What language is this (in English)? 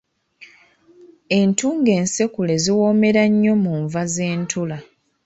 Ganda